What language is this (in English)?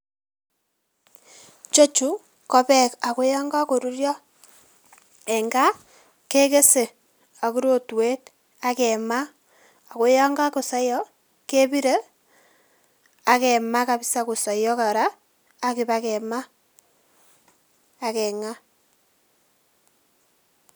Kalenjin